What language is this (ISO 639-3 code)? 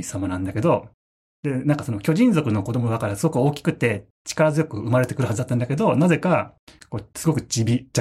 jpn